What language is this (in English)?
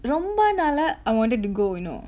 English